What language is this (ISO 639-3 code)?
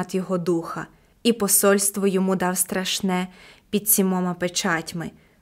ukr